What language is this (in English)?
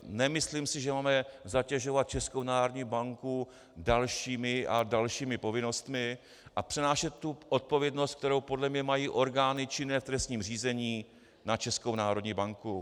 Czech